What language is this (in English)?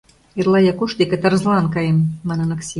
Mari